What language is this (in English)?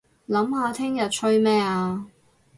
Cantonese